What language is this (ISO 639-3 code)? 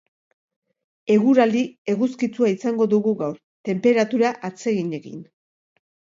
eus